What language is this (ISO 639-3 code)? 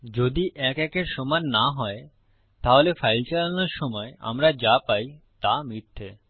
ben